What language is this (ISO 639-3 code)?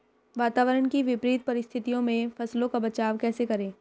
hin